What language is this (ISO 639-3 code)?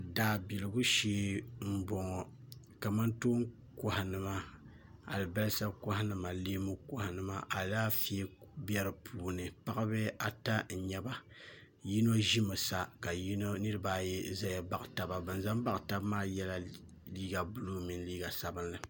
dag